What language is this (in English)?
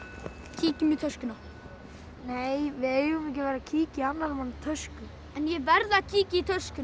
Icelandic